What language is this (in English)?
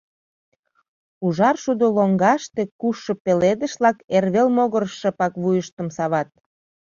Mari